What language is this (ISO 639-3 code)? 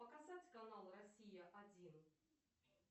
rus